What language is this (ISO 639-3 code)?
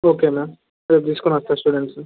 tel